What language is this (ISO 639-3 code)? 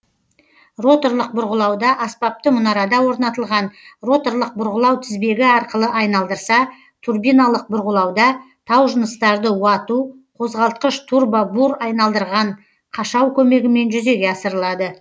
kaz